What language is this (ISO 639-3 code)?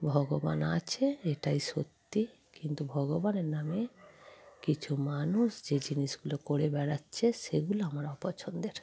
ben